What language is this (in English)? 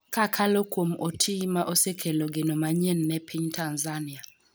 Luo (Kenya and Tanzania)